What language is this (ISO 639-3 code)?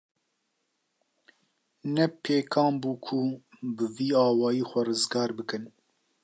kur